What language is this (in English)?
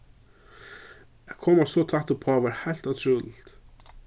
Faroese